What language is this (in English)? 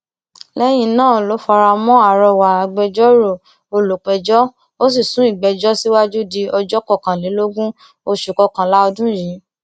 Yoruba